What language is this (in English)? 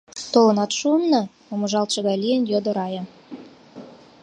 Mari